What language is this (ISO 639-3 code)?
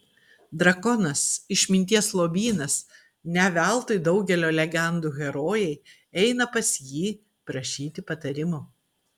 lit